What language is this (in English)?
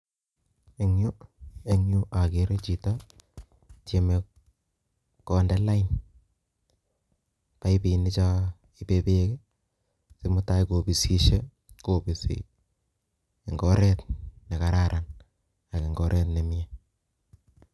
Kalenjin